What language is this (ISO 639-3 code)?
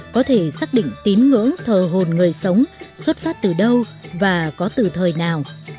vie